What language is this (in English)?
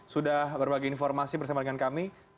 Indonesian